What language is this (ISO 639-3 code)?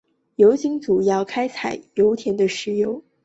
zho